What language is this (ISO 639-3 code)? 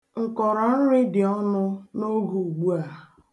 ibo